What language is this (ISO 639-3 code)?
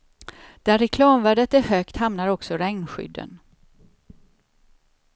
swe